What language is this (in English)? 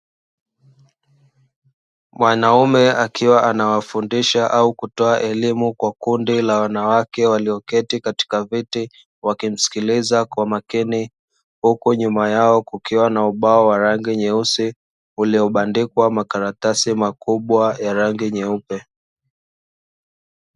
Swahili